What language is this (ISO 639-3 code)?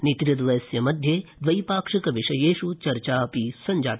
san